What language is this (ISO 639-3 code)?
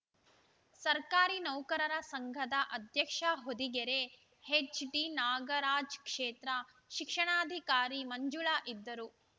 kan